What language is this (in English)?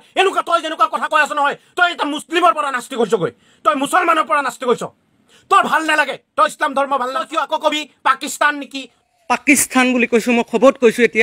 Indonesian